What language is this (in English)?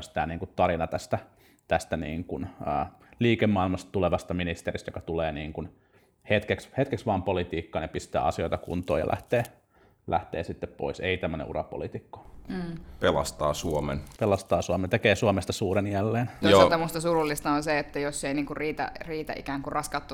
Finnish